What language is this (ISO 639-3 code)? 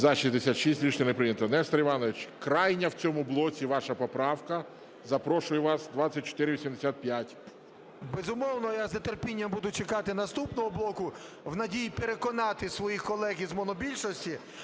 ukr